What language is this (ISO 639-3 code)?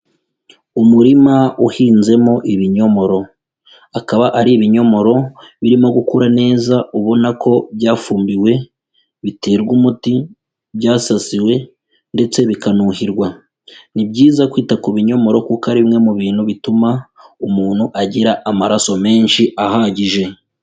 kin